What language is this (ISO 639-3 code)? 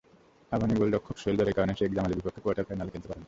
ben